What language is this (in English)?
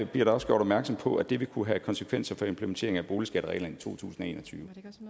Danish